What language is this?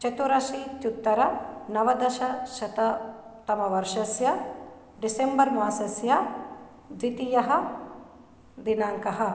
Sanskrit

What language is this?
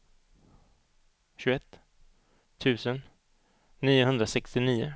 Swedish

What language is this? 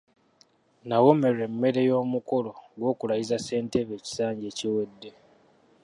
Ganda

